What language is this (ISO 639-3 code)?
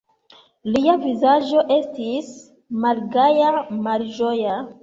epo